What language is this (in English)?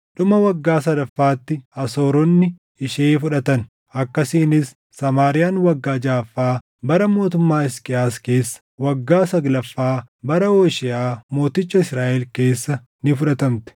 Oromo